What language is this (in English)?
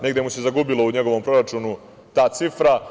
Serbian